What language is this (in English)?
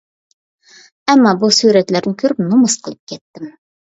Uyghur